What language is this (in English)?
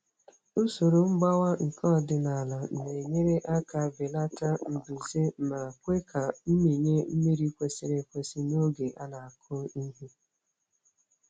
Igbo